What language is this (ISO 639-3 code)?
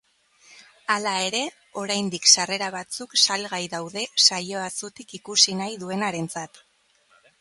eus